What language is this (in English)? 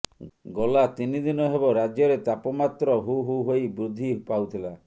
Odia